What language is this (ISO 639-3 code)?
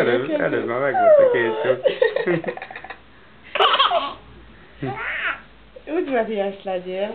hun